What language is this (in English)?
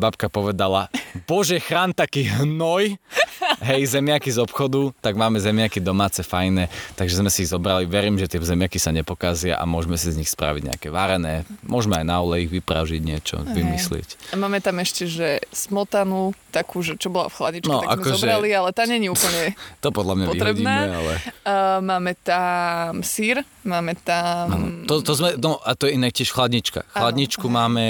Slovak